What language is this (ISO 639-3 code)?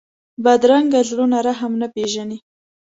pus